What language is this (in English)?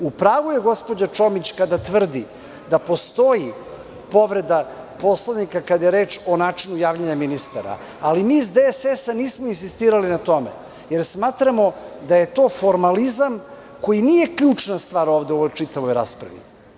Serbian